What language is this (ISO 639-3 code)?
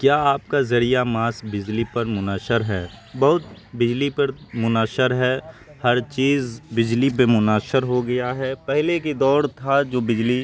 urd